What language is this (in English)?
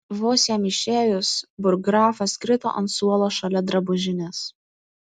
Lithuanian